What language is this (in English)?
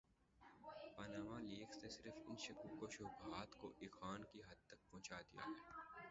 Urdu